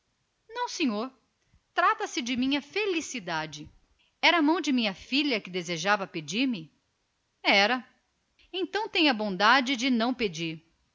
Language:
Portuguese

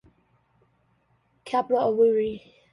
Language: English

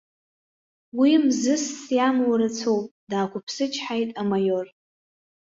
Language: Abkhazian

